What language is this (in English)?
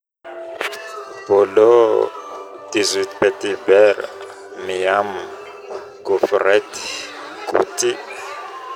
Northern Betsimisaraka Malagasy